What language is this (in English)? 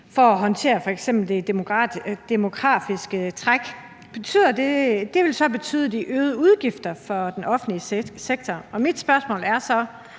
Danish